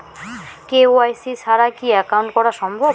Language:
Bangla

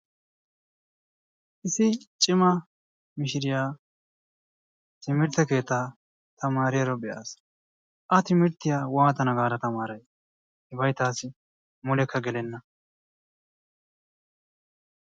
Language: Wolaytta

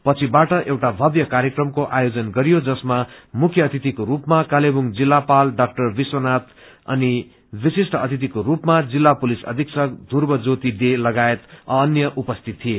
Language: Nepali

